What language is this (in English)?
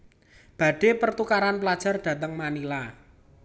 Javanese